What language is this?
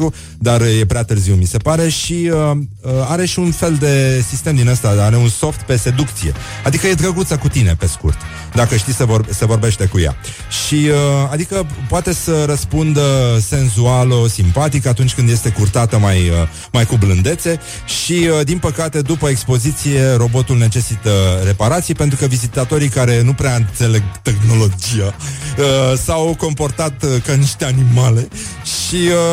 Romanian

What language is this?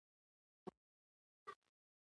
Pashto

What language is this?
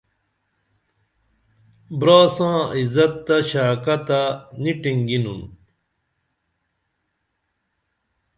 Dameli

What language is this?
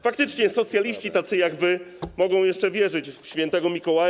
Polish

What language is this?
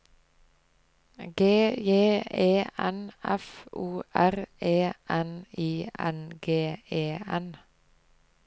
Norwegian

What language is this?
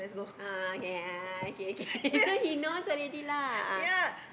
English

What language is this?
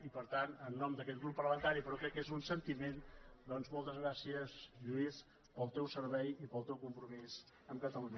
Catalan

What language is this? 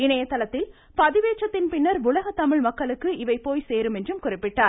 Tamil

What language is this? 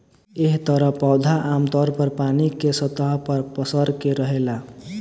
Bhojpuri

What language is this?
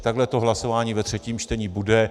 Czech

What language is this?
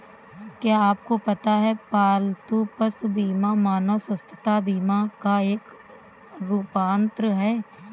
Hindi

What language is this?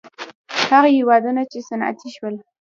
Pashto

